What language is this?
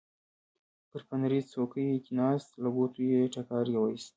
Pashto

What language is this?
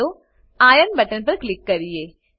Gujarati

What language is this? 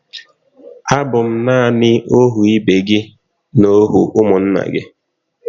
Igbo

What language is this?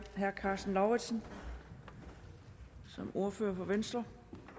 Danish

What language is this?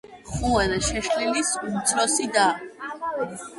Georgian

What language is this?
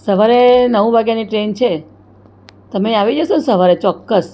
Gujarati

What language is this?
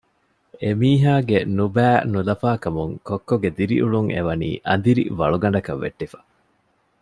Divehi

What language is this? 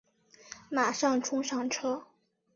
Chinese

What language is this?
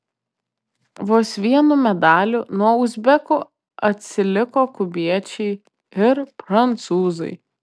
Lithuanian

